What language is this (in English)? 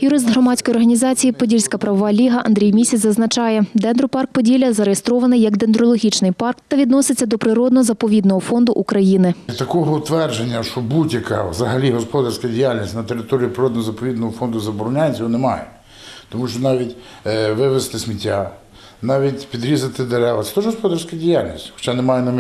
Ukrainian